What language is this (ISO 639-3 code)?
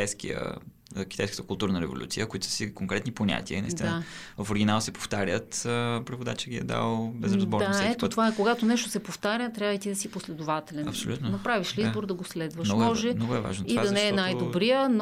bul